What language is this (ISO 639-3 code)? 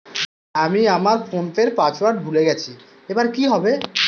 ben